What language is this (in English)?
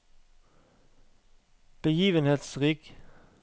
Norwegian